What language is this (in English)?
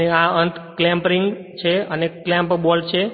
Gujarati